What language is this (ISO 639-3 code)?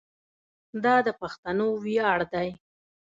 pus